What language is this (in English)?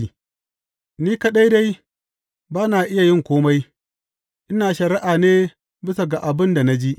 Hausa